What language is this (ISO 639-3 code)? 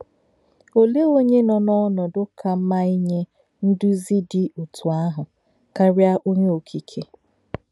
ibo